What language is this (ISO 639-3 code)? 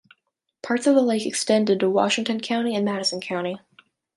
eng